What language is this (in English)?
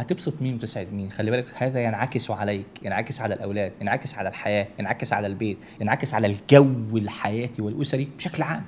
Arabic